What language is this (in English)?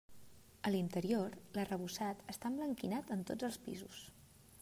Catalan